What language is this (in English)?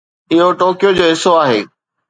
Sindhi